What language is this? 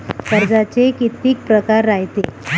Marathi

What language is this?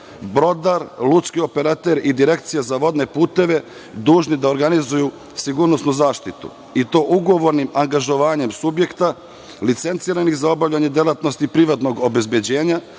Serbian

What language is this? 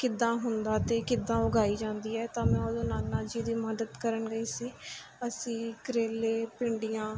Punjabi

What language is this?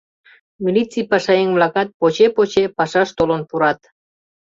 Mari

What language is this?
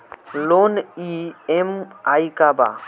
Bhojpuri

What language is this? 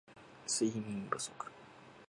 Japanese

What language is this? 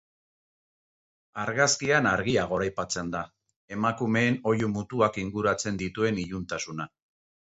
Basque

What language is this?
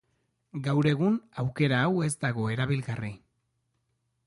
Basque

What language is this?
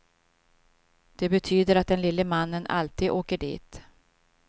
Swedish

